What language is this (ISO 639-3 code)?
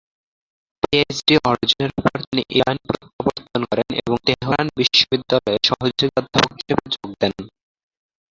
ben